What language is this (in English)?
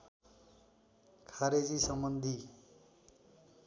Nepali